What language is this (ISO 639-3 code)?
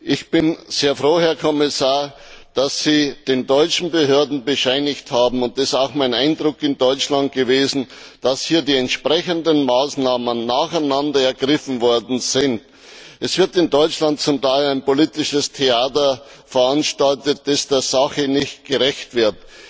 deu